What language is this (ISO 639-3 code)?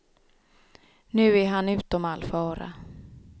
swe